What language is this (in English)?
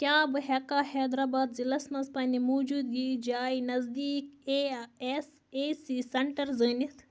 Kashmiri